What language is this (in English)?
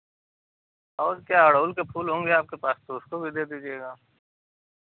Hindi